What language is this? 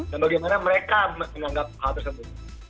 Indonesian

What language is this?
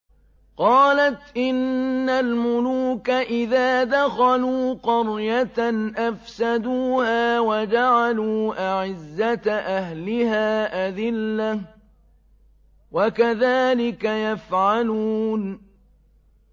Arabic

